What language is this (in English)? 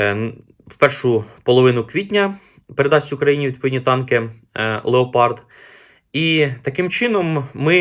Ukrainian